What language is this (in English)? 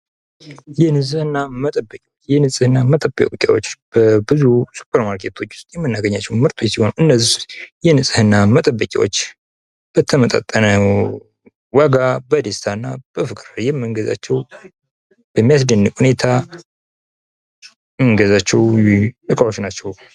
Amharic